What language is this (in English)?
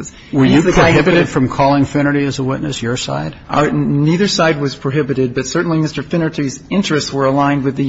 English